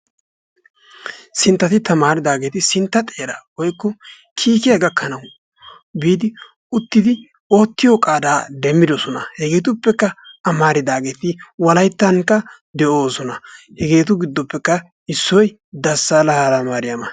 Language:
Wolaytta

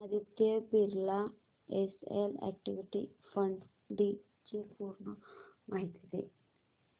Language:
Marathi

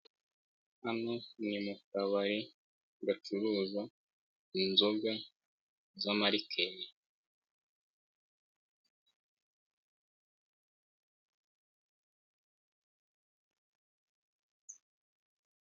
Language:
Kinyarwanda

